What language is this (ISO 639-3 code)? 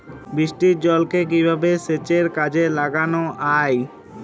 ben